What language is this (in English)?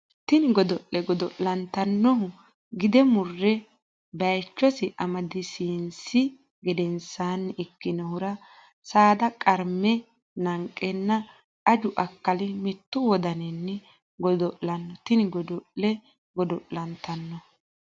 Sidamo